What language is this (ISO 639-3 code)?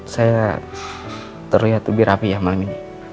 ind